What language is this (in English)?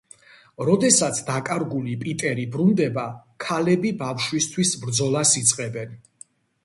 Georgian